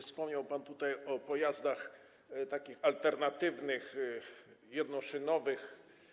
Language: Polish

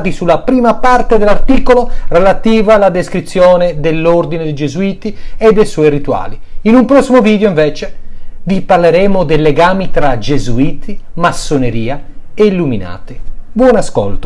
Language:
Italian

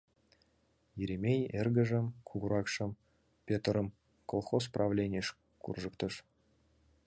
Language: Mari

